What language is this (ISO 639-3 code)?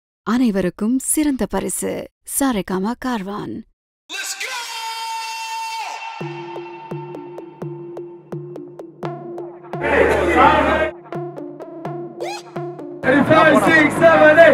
ara